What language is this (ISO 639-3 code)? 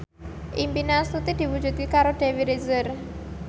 jav